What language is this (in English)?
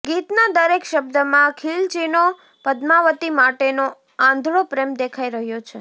Gujarati